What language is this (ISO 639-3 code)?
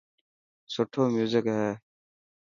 mki